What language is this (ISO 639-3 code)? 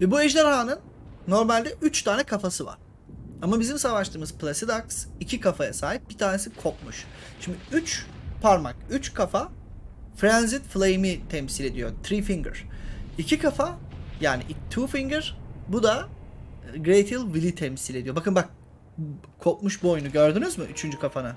tur